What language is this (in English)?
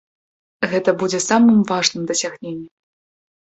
Belarusian